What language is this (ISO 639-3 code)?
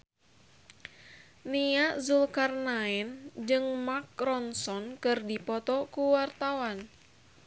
sun